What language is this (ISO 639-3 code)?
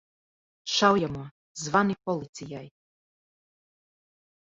lav